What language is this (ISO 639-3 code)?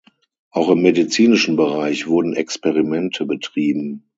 deu